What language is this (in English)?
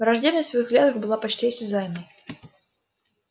Russian